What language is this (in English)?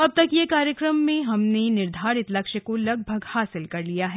Hindi